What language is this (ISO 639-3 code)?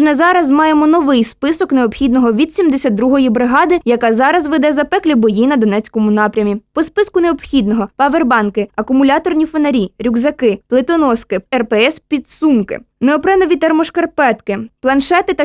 ukr